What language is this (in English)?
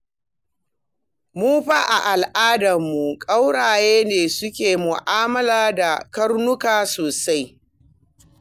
Hausa